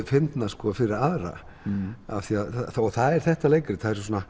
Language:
Icelandic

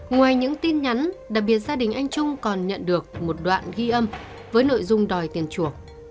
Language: Vietnamese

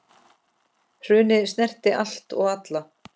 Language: Icelandic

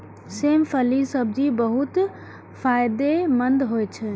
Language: Maithili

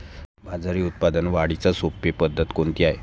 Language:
Marathi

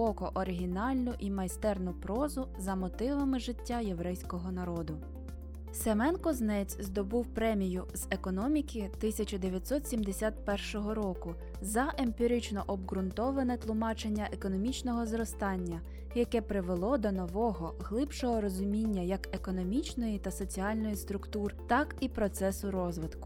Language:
Ukrainian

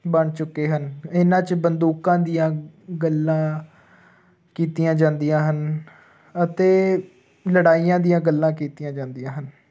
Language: Punjabi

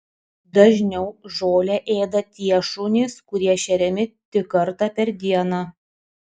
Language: Lithuanian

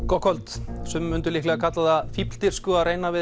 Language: Icelandic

